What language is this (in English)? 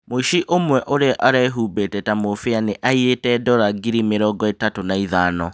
Kikuyu